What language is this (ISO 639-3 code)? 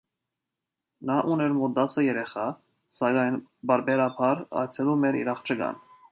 hye